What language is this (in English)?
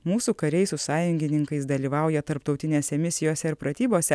Lithuanian